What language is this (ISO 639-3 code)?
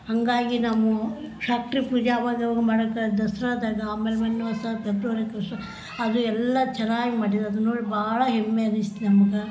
kan